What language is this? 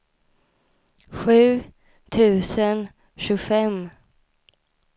Swedish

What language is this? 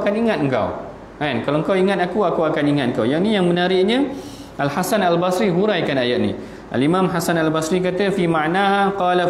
Malay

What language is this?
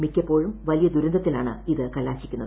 Malayalam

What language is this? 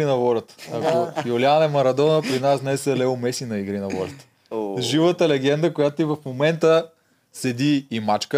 Bulgarian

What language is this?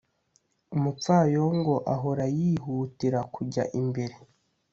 Kinyarwanda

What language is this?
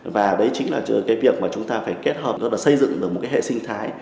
Vietnamese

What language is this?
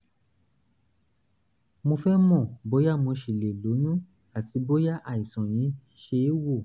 Yoruba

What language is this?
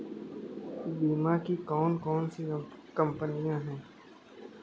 Hindi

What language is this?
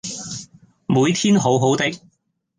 Cantonese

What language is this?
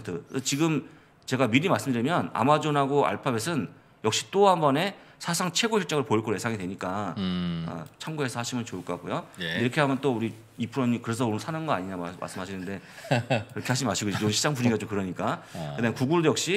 Korean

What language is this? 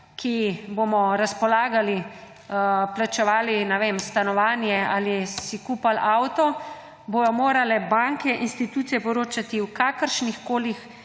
Slovenian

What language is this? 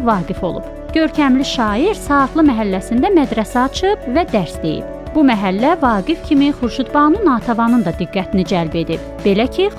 Turkish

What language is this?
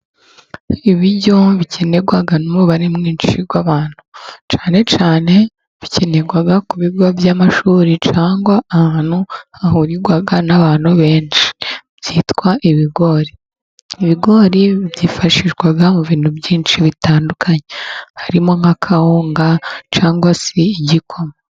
Kinyarwanda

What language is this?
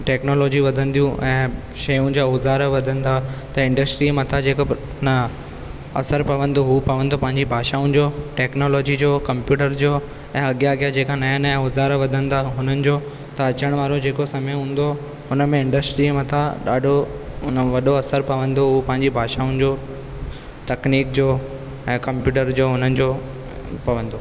Sindhi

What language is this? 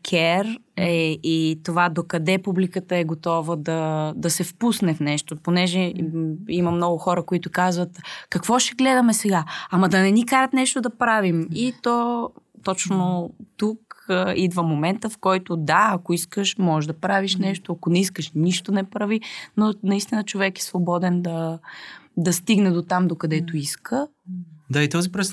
Bulgarian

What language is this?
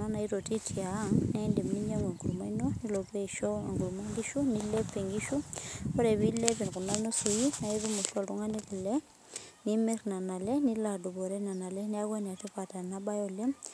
Masai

